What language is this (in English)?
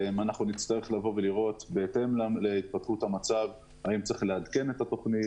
Hebrew